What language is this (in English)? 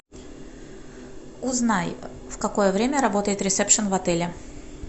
Russian